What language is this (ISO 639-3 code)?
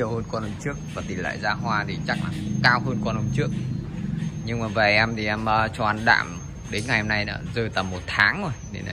vie